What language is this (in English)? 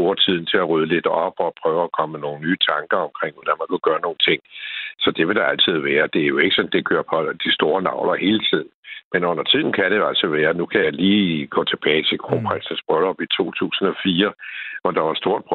Danish